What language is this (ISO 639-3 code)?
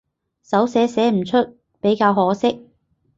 yue